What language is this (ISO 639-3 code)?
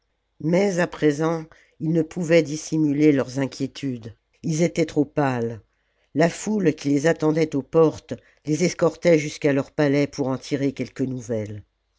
fra